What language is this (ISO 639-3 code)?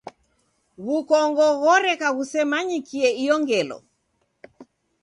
dav